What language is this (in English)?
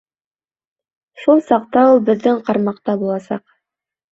Bashkir